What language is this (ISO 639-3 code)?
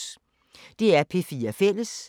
dan